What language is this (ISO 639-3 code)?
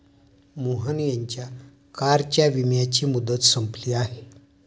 mar